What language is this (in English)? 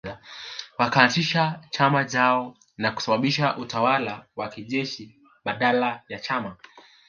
Swahili